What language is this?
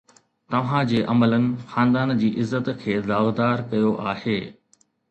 Sindhi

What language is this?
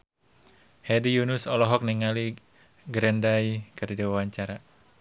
Sundanese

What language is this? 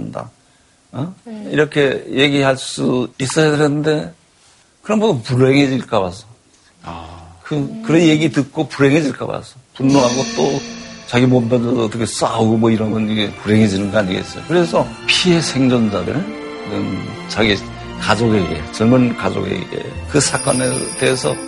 Korean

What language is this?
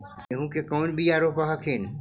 Magahi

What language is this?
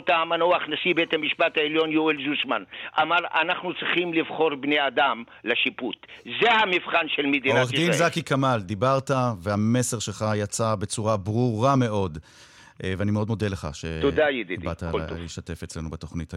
Hebrew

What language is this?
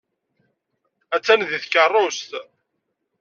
Kabyle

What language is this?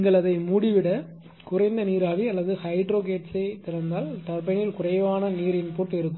Tamil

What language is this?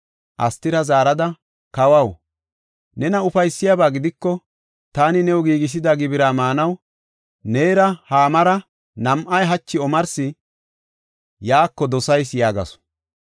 Gofa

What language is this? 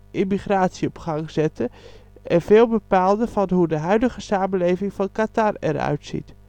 Dutch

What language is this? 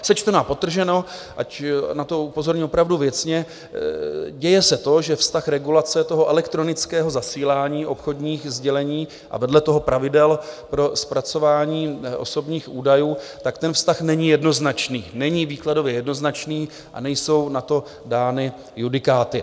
Czech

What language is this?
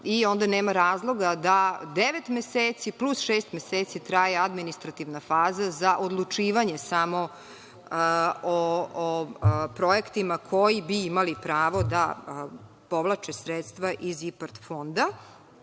Serbian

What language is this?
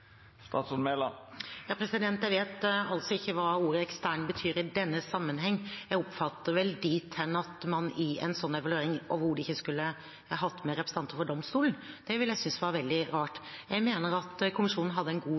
Norwegian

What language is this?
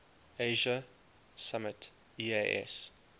English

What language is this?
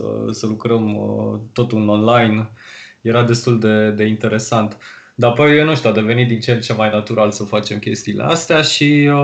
Romanian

